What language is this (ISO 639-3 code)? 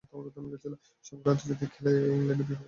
ben